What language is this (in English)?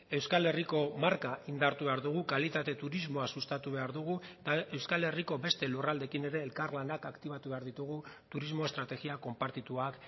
Basque